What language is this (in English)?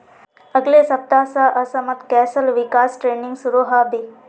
Magahi